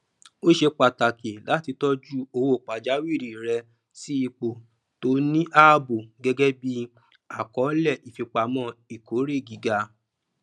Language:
Yoruba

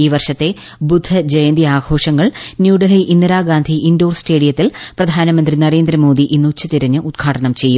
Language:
Malayalam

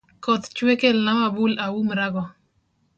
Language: Luo (Kenya and Tanzania)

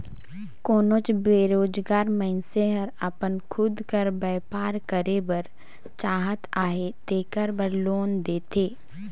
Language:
Chhattisgarhi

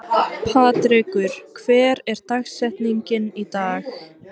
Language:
Icelandic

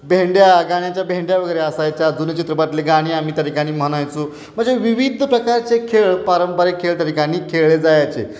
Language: Marathi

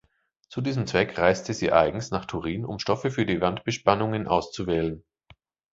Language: German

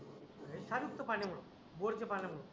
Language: Marathi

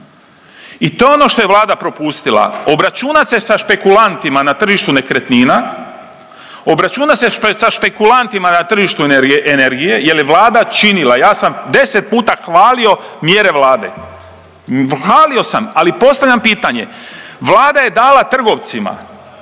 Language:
Croatian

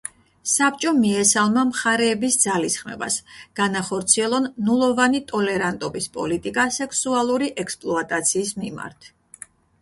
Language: Georgian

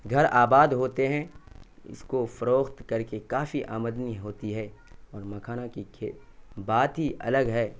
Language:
Urdu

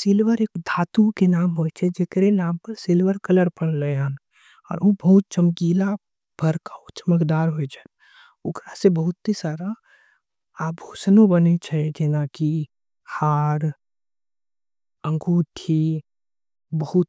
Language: Angika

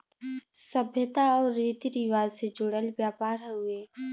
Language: Bhojpuri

